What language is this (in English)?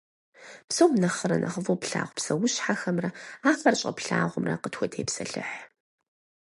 Kabardian